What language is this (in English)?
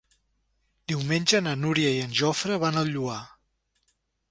Catalan